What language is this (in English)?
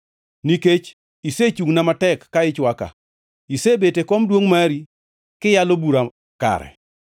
Luo (Kenya and Tanzania)